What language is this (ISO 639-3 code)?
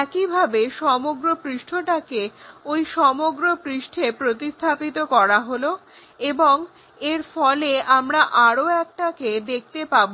ben